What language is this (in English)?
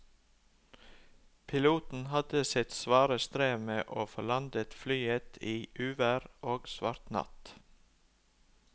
Norwegian